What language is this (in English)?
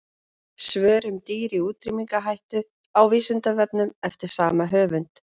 Icelandic